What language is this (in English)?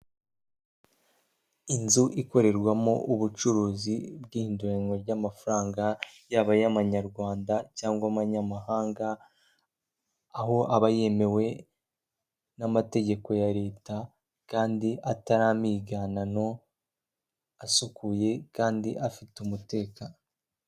Kinyarwanda